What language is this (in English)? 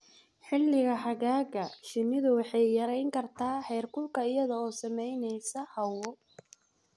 Somali